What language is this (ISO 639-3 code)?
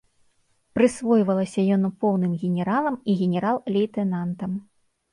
bel